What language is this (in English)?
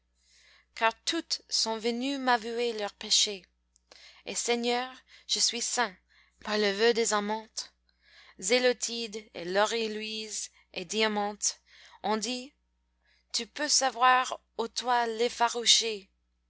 French